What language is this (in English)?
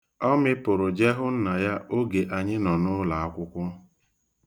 Igbo